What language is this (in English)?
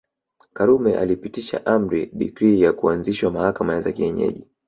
Swahili